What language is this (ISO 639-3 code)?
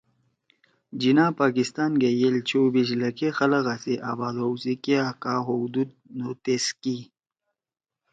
trw